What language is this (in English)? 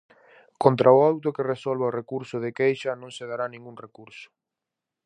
Galician